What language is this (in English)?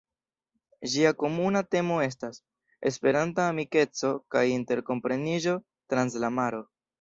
Esperanto